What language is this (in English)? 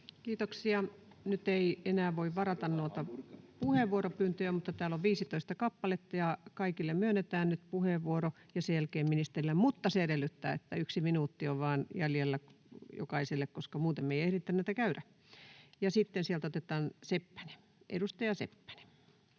Finnish